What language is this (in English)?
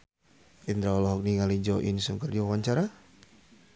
Sundanese